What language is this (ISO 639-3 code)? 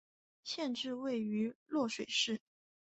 zho